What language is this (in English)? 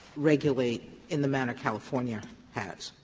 English